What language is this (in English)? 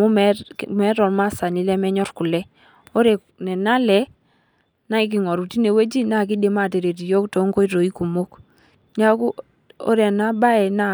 Masai